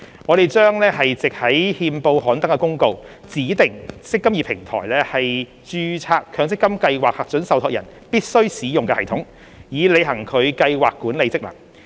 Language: Cantonese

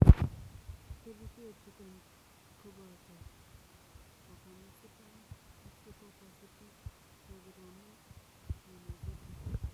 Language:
Kalenjin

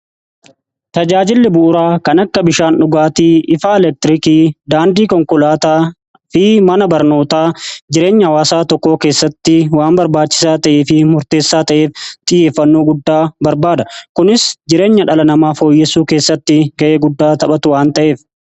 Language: Oromo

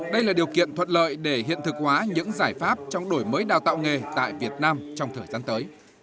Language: Vietnamese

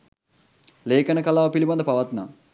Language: Sinhala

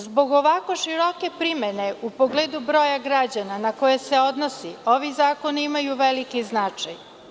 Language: Serbian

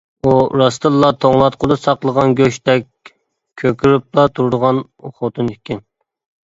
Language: Uyghur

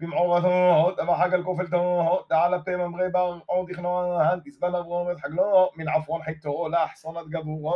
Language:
Hebrew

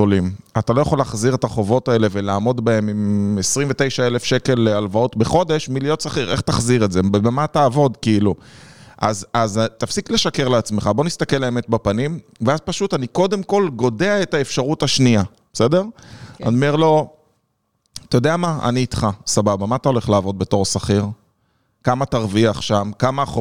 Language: Hebrew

